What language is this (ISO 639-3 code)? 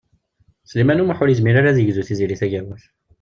kab